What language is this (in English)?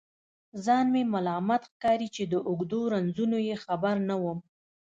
Pashto